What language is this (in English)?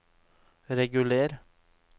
Norwegian